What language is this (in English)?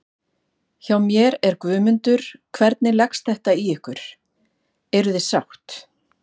Icelandic